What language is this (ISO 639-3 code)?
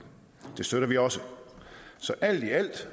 dan